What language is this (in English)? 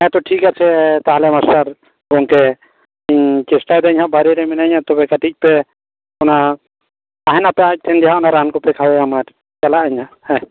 Santali